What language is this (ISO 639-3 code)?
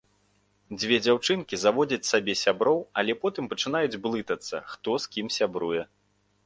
bel